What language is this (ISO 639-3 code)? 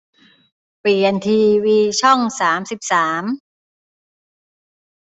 tha